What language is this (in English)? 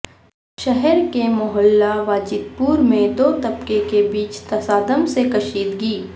Urdu